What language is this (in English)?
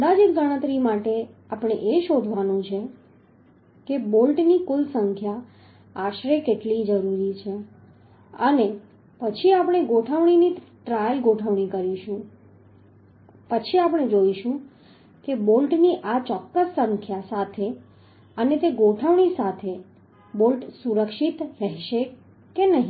Gujarati